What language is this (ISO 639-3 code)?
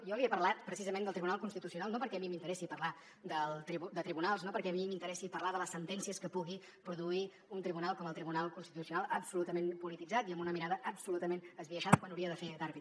cat